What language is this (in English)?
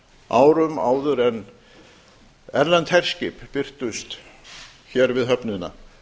Icelandic